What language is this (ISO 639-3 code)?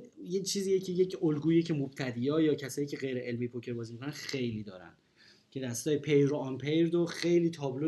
fas